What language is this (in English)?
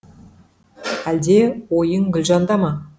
Kazakh